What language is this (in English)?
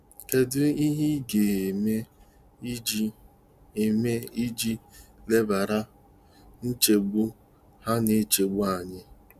Igbo